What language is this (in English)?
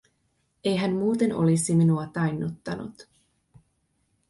Finnish